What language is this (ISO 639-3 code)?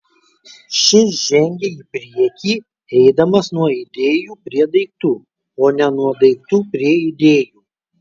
lit